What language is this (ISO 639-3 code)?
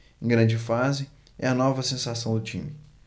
por